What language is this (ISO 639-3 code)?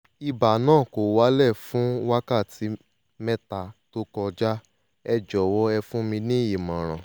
yor